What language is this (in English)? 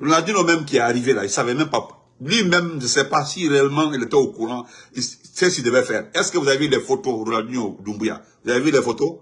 French